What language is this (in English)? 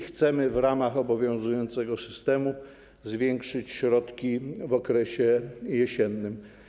Polish